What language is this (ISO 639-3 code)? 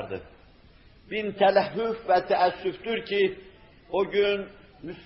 tur